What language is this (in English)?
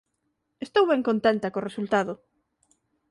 Galician